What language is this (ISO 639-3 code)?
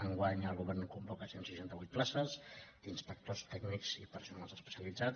cat